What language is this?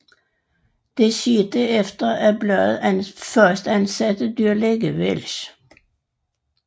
Danish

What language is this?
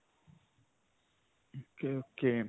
Punjabi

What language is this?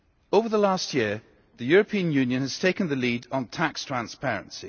English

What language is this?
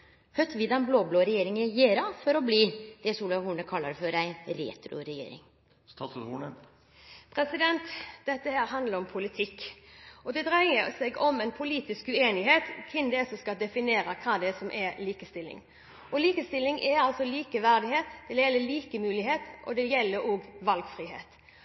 Norwegian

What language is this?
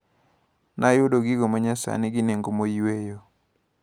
Luo (Kenya and Tanzania)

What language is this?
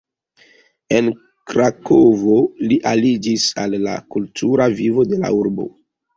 Esperanto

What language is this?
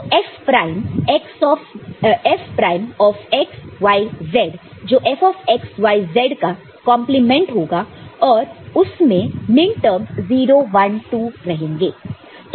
Hindi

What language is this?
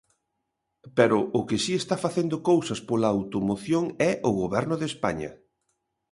Galician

